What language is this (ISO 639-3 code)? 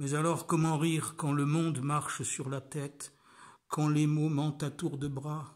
fra